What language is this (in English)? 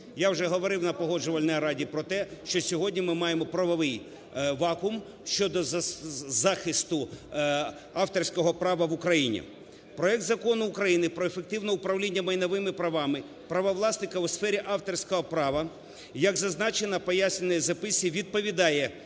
Ukrainian